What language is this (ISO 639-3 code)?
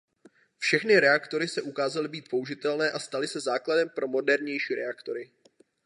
ces